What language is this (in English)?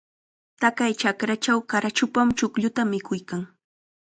Chiquián Ancash Quechua